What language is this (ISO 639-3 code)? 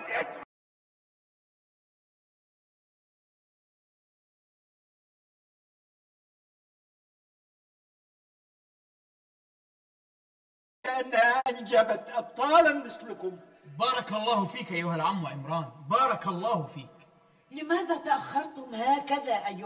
ara